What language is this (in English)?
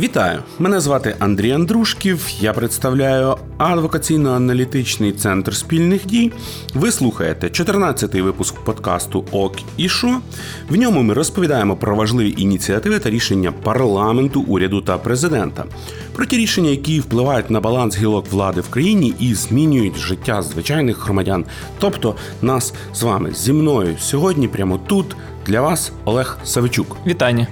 Ukrainian